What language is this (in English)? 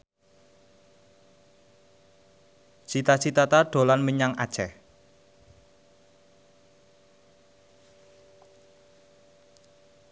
Javanese